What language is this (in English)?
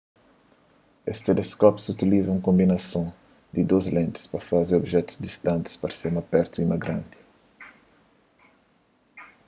Kabuverdianu